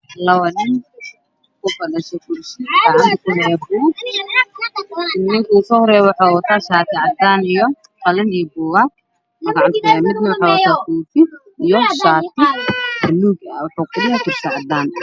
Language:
Somali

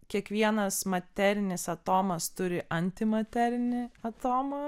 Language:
Lithuanian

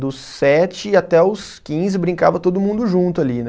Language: Portuguese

